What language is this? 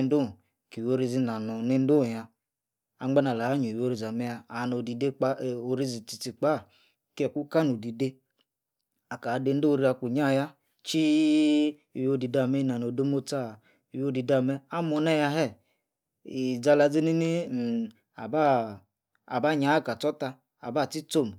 Yace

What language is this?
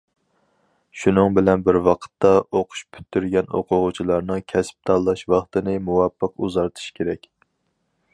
Uyghur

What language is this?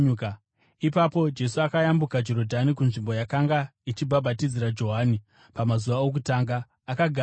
Shona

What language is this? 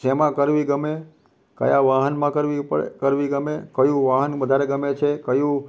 Gujarati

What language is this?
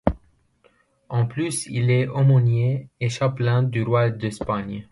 French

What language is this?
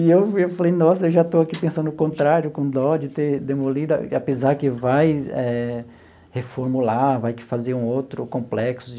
Portuguese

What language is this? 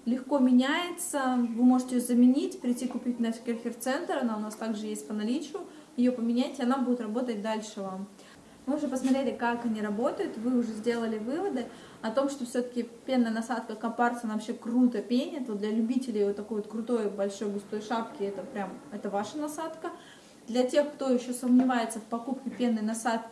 Russian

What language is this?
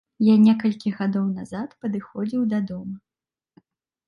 Belarusian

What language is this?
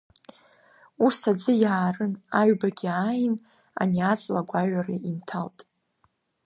Abkhazian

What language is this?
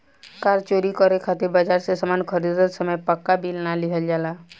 Bhojpuri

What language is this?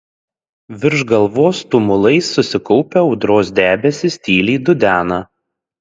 Lithuanian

